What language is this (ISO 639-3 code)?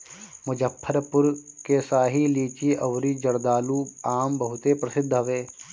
bho